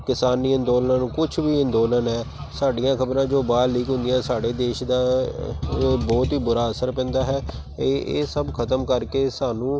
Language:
Punjabi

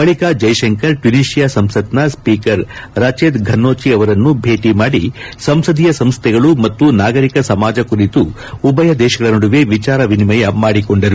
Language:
Kannada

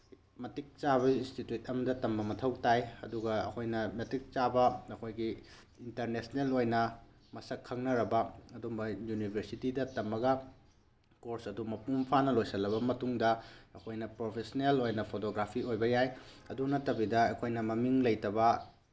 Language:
Manipuri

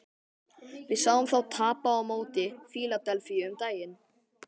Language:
Icelandic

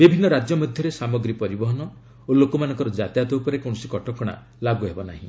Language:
Odia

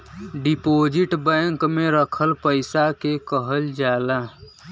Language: Bhojpuri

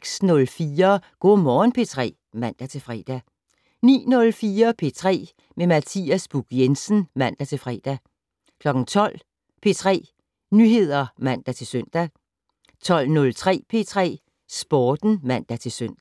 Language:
Danish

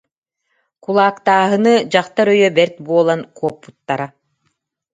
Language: Yakut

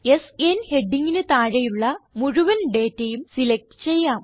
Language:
Malayalam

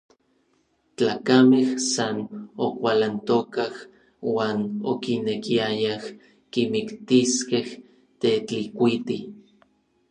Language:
Orizaba Nahuatl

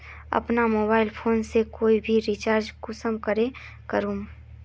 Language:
Magahi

